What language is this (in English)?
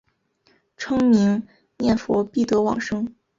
Chinese